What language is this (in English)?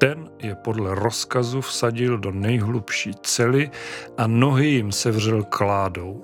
Czech